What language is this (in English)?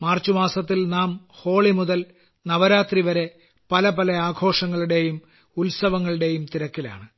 Malayalam